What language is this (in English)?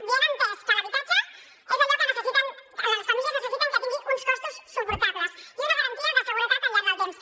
Catalan